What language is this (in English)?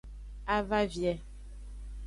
Aja (Benin)